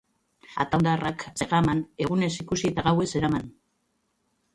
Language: Basque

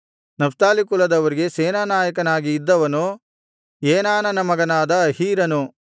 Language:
Kannada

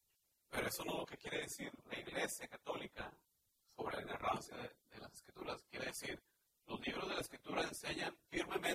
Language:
Spanish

